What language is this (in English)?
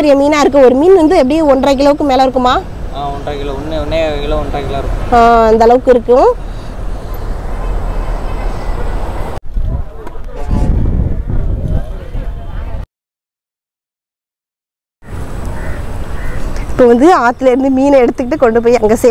Indonesian